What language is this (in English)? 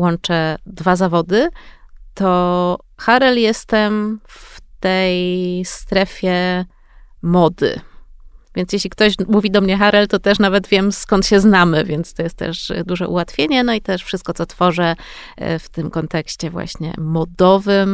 Polish